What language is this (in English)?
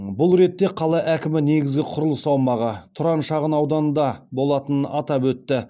Kazakh